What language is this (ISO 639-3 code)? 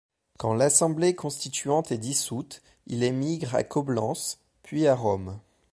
fra